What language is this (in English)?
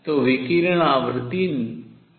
Hindi